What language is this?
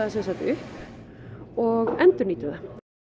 Icelandic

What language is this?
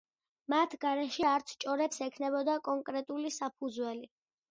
Georgian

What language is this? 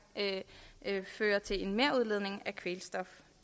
Danish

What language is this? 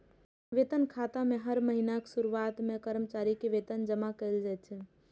Maithili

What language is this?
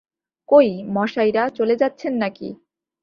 Bangla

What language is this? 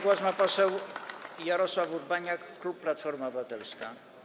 Polish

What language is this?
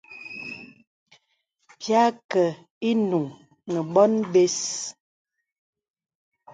Bebele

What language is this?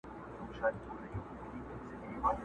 Pashto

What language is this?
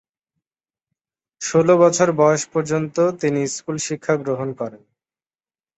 Bangla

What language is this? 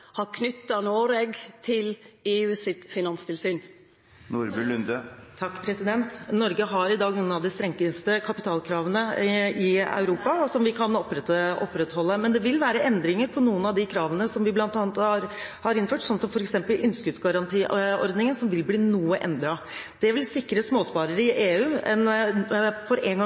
Norwegian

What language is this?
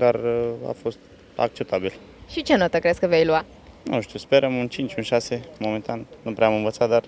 Romanian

